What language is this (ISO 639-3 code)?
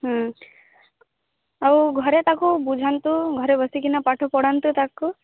ori